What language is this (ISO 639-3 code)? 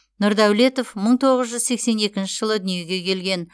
kaz